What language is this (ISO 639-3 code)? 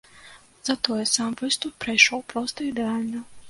bel